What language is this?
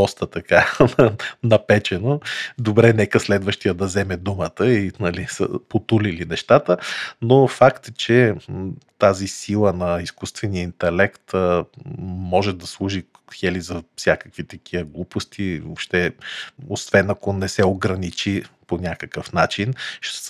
Bulgarian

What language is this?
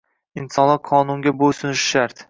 Uzbek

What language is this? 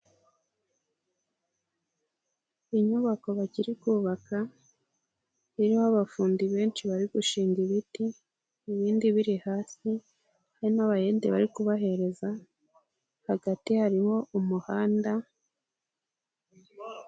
Kinyarwanda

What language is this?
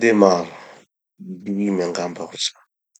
Tanosy Malagasy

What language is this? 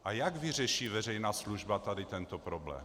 Czech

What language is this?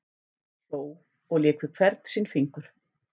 Icelandic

